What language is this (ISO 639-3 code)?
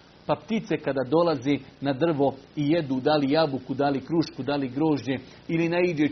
hrv